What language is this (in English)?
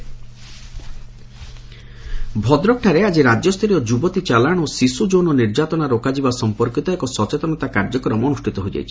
Odia